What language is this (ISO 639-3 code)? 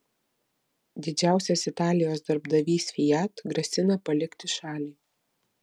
lit